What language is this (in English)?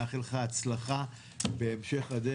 Hebrew